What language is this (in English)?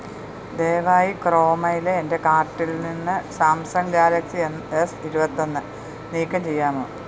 Malayalam